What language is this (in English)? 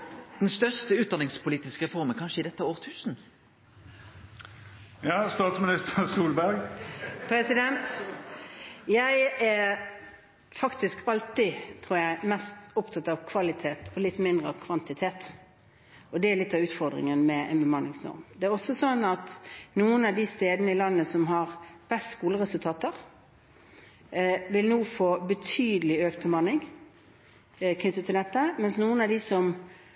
Norwegian